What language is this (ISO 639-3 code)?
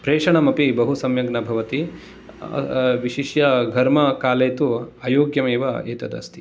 san